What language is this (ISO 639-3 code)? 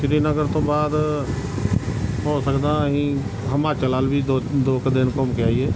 pan